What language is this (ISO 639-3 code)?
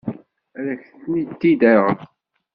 kab